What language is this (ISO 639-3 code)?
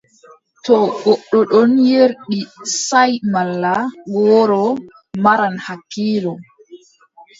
fub